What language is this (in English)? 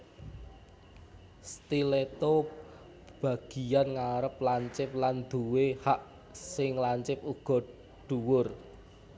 Javanese